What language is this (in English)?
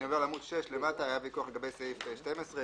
Hebrew